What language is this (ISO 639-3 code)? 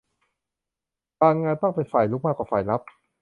tha